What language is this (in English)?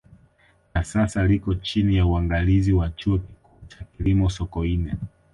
Swahili